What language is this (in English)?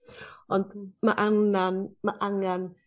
Welsh